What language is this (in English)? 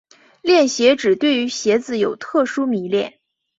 Chinese